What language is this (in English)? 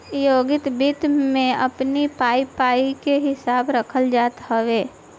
Bhojpuri